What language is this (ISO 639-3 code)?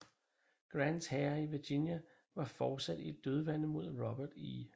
dan